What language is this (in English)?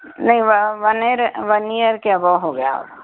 Urdu